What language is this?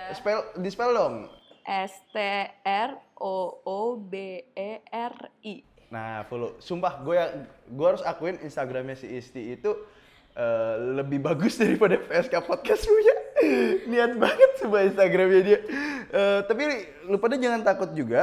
Indonesian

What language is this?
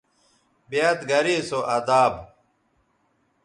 Bateri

